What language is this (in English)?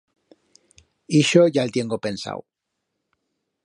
Aragonese